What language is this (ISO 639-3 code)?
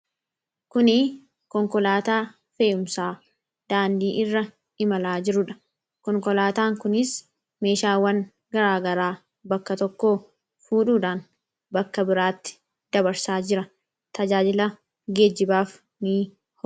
orm